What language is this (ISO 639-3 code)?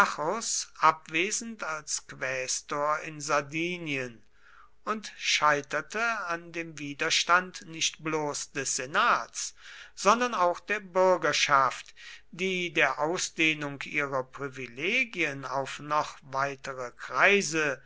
deu